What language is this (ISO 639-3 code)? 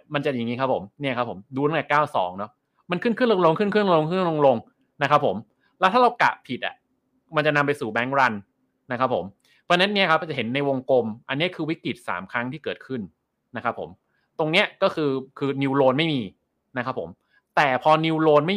tha